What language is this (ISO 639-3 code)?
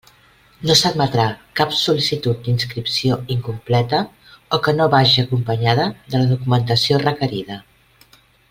cat